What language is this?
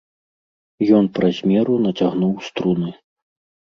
Belarusian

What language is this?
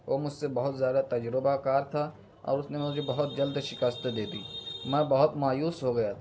Urdu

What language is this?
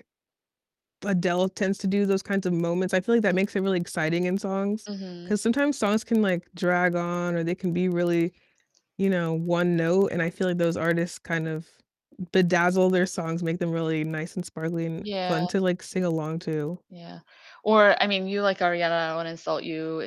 English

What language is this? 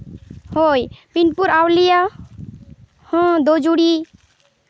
Santali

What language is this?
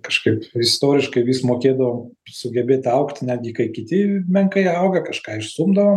Lithuanian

